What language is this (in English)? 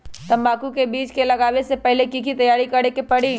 Magahi